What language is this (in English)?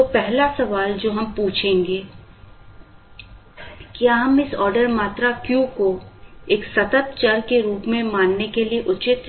Hindi